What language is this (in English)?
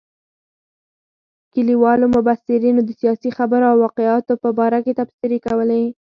Pashto